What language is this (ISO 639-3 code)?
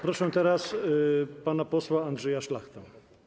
pol